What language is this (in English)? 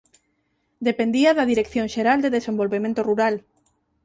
Galician